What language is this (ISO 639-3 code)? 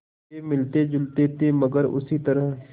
hin